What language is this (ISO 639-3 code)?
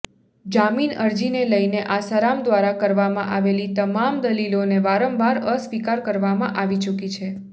guj